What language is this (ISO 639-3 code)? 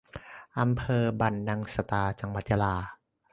tha